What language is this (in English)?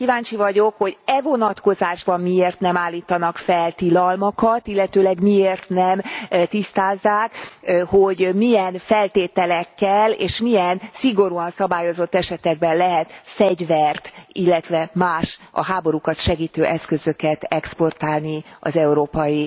Hungarian